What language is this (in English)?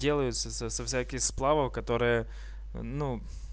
Russian